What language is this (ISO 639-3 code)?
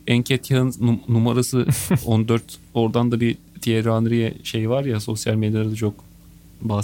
tur